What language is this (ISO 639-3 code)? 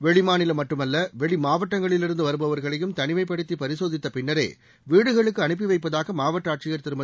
tam